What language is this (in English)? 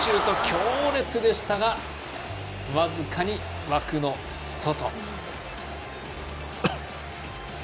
Japanese